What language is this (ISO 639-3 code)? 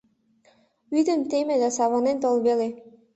chm